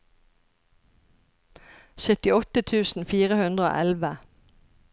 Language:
Norwegian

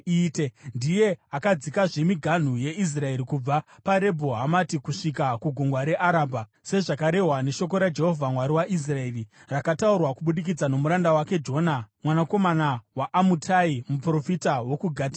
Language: Shona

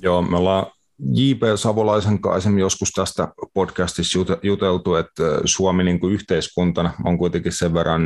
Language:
Finnish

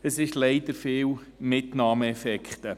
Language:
Swiss German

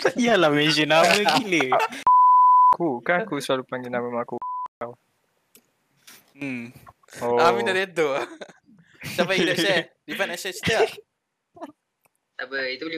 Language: Malay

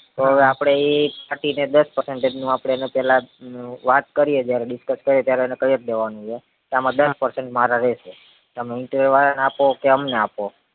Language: Gujarati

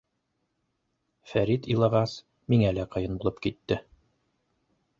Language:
Bashkir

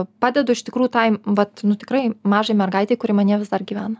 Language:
Lithuanian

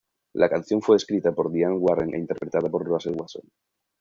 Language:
Spanish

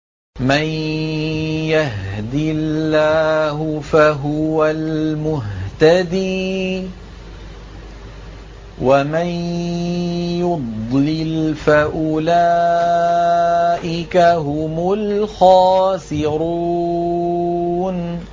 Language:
Arabic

